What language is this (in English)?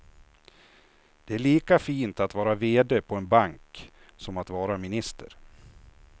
Swedish